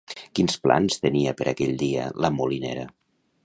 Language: Catalan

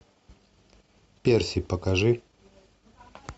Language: Russian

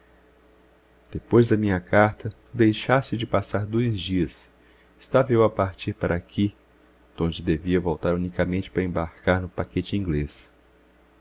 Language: Portuguese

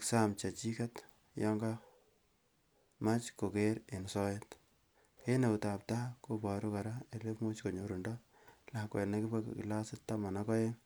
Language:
Kalenjin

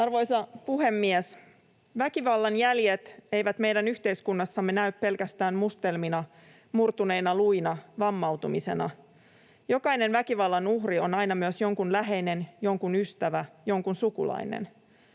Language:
Finnish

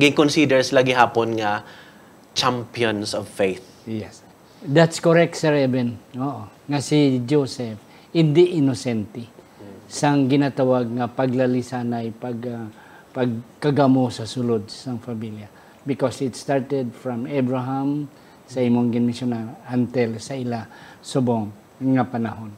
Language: Filipino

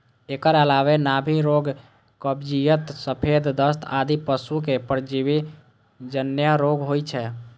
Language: Maithili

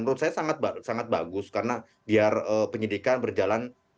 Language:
Indonesian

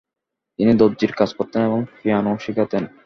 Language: Bangla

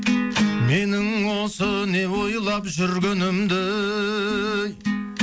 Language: Kazakh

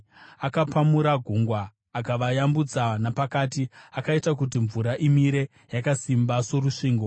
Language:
Shona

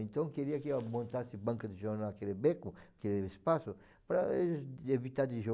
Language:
Portuguese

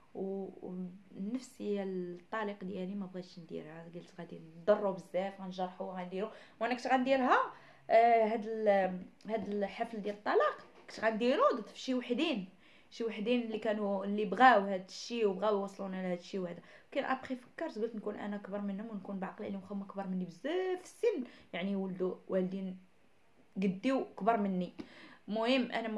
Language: Arabic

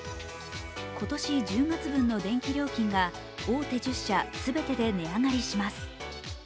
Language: Japanese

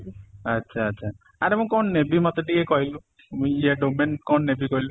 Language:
Odia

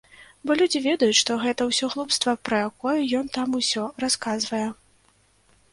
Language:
Belarusian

